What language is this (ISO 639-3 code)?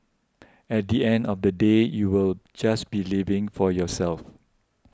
eng